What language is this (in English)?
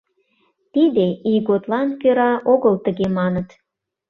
Mari